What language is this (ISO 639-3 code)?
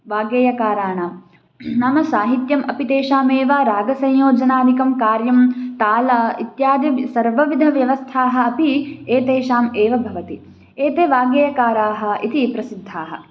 san